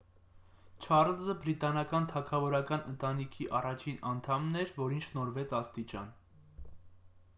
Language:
Armenian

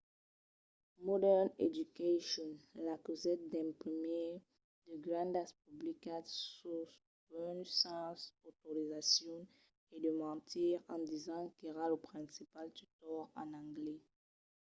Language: Occitan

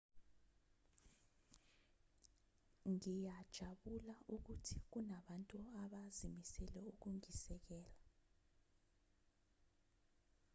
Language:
Zulu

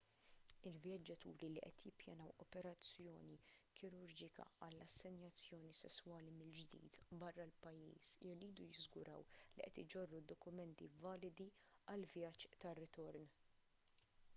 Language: Maltese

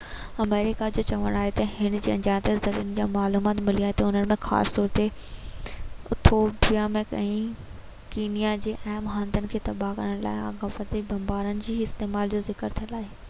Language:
Sindhi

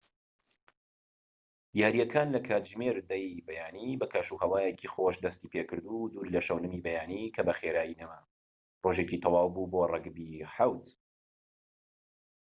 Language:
Central Kurdish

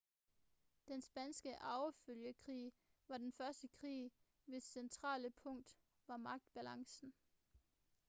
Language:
Danish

